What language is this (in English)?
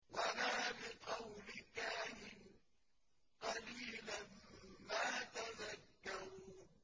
Arabic